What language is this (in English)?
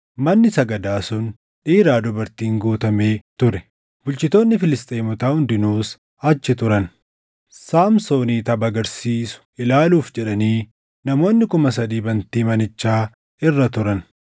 Oromo